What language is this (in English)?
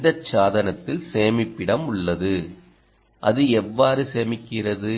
Tamil